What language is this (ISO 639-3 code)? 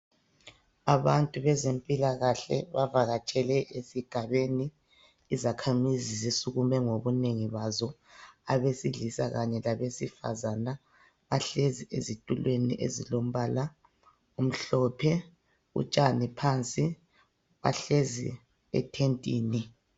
nde